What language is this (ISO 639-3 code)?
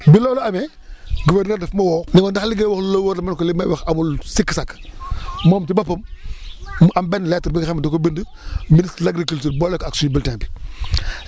wol